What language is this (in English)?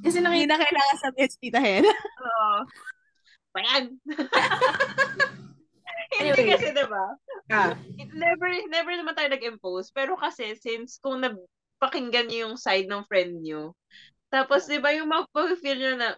Filipino